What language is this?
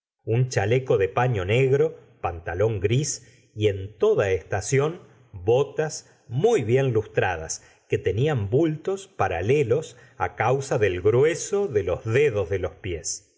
Spanish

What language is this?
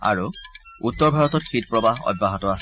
Assamese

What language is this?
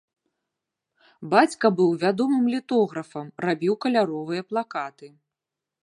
Belarusian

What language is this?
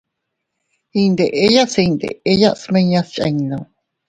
Teutila Cuicatec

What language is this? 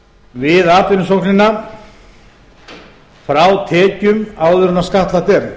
Icelandic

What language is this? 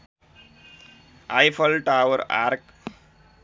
Nepali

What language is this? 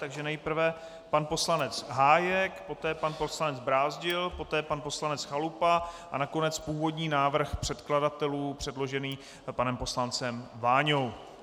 Czech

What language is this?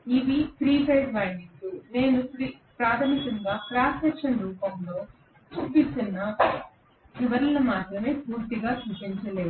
Telugu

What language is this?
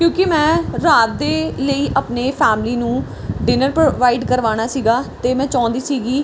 Punjabi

